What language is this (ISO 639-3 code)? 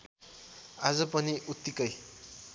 nep